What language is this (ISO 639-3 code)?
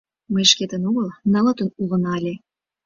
chm